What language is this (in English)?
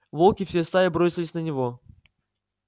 Russian